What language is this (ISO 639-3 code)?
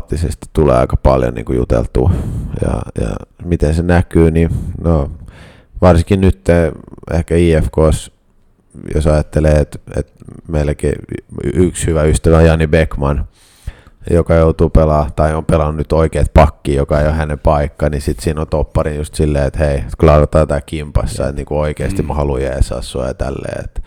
fin